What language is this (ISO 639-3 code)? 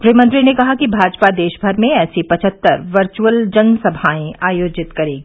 hin